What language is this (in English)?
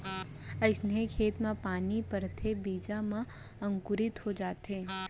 Chhattisgarhi